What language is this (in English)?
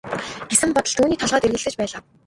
Mongolian